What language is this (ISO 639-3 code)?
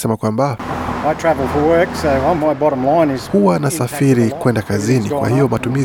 swa